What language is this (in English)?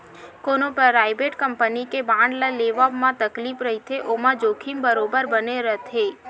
Chhattisgarhi